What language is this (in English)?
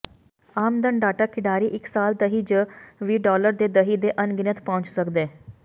Punjabi